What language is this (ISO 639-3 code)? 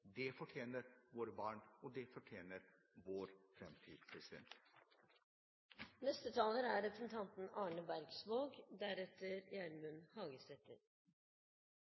nor